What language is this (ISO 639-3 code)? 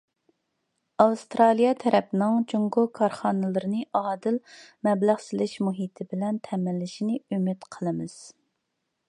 uig